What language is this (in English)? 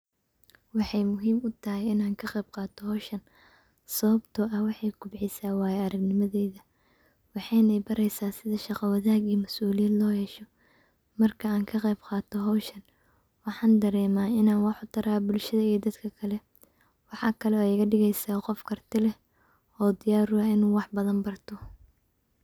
Somali